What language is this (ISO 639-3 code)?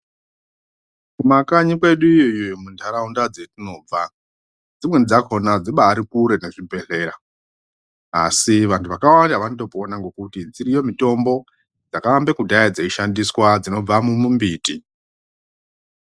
ndc